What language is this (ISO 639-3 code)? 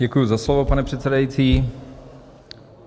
ces